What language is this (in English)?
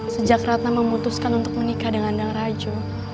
Indonesian